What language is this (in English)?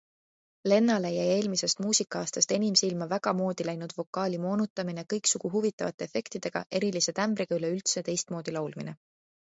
Estonian